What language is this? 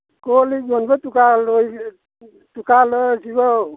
Manipuri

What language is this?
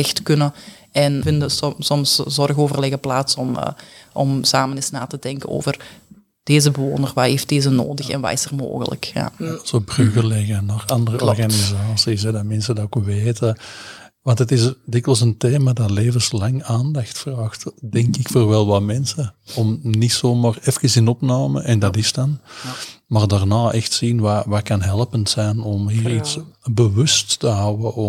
Dutch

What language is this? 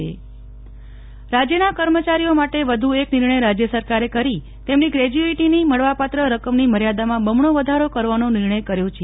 Gujarati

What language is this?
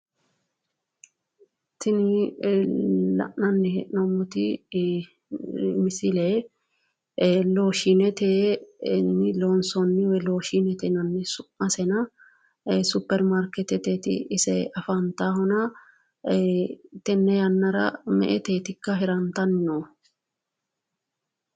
Sidamo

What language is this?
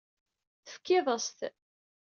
Kabyle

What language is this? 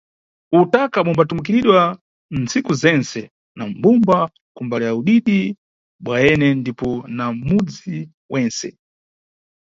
Nyungwe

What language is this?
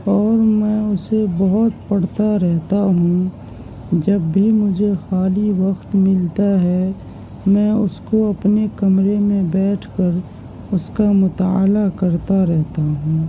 Urdu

